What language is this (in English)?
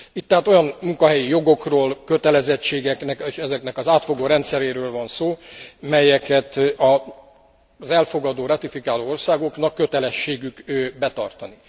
Hungarian